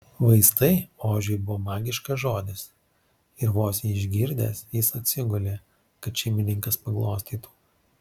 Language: Lithuanian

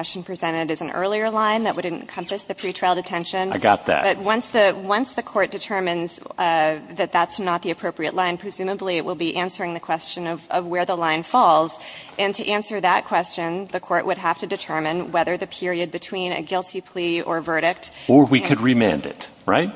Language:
English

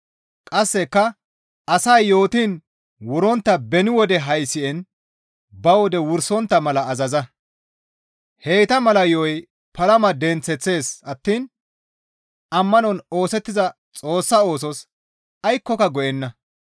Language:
Gamo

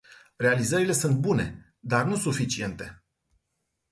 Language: Romanian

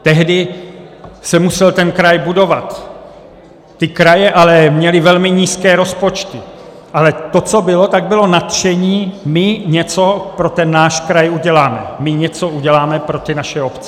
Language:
Czech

